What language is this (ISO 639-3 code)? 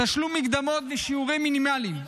heb